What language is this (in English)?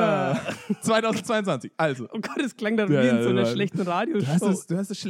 German